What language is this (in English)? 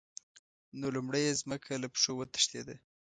Pashto